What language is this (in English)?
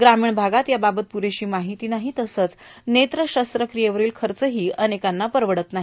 Marathi